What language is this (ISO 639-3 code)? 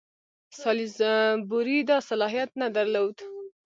pus